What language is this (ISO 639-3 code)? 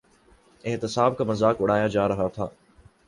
urd